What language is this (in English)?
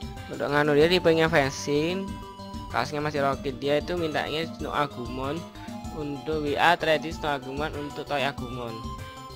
Indonesian